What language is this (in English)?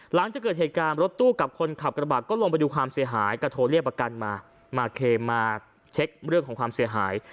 Thai